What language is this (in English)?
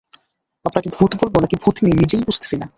Bangla